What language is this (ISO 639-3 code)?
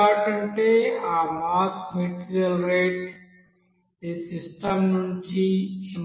tel